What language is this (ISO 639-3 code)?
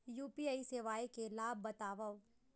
hne